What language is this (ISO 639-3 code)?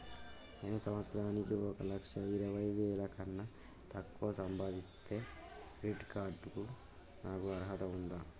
tel